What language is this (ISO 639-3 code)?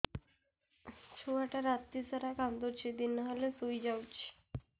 ori